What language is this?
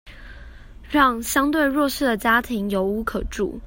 Chinese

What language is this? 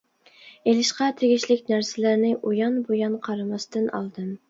Uyghur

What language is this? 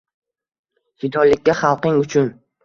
Uzbek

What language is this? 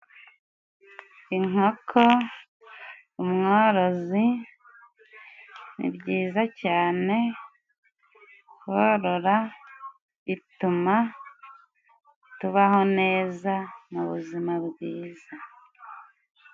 Kinyarwanda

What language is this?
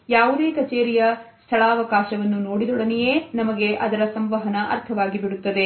Kannada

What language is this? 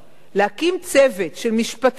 Hebrew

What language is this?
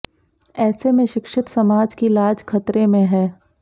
Hindi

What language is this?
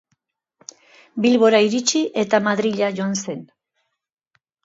Basque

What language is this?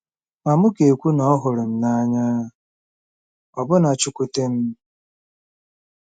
Igbo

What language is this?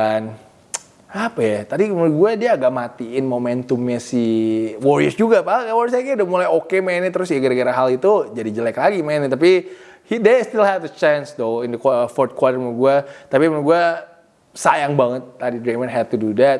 Indonesian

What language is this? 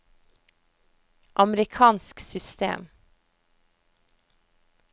Norwegian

